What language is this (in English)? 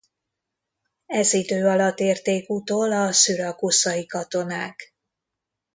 Hungarian